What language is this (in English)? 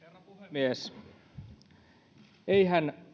Finnish